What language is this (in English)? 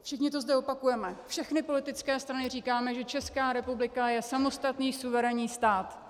Czech